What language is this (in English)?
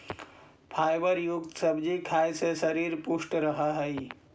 Magahi